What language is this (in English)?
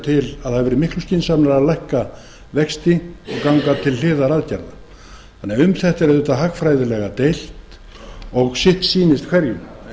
Icelandic